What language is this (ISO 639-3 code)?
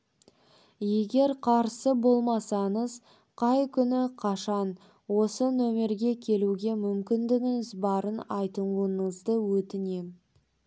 kaz